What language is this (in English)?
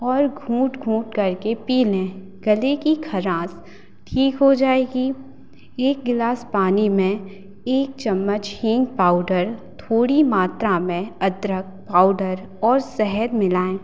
Hindi